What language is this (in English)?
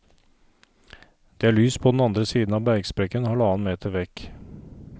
Norwegian